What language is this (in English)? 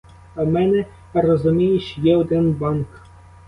Ukrainian